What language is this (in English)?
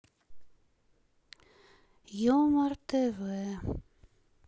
Russian